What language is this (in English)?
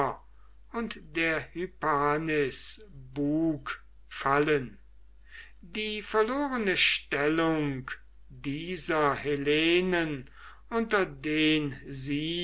German